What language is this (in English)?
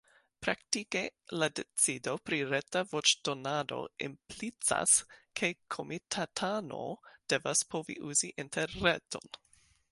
Esperanto